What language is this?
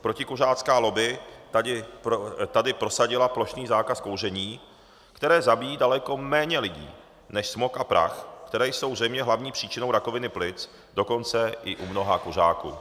Czech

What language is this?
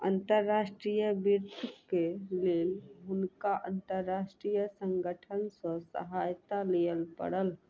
Maithili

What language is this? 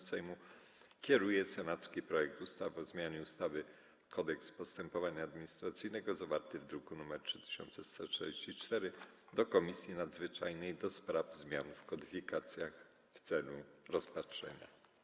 Polish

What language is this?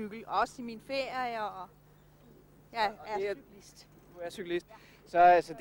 Danish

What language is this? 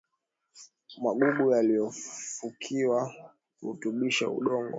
Swahili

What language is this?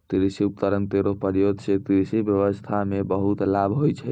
Maithili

